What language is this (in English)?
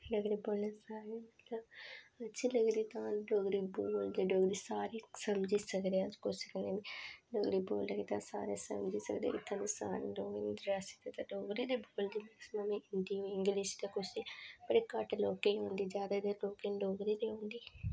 Dogri